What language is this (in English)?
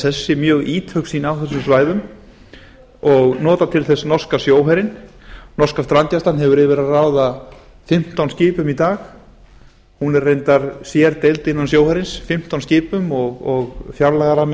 Icelandic